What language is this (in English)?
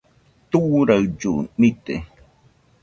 Nüpode Huitoto